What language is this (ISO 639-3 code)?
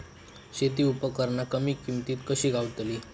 mar